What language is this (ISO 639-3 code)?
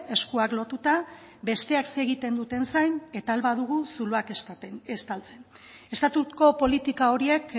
eus